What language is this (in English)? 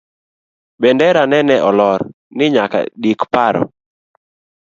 Luo (Kenya and Tanzania)